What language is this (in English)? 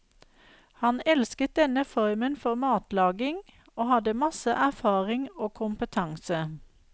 Norwegian